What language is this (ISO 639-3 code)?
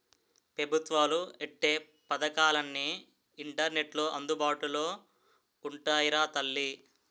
tel